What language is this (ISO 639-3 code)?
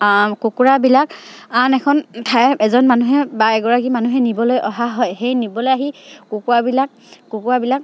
asm